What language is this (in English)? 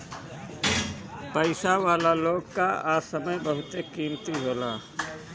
Bhojpuri